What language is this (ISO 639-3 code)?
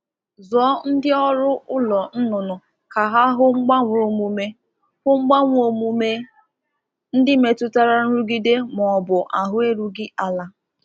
ibo